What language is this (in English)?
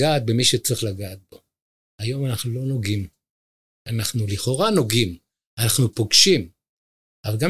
Hebrew